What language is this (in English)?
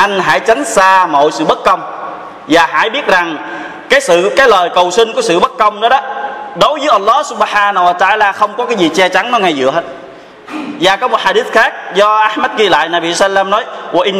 Vietnamese